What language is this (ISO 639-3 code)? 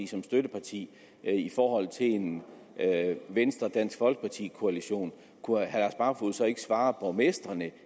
dan